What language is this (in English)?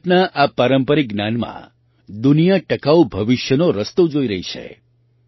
Gujarati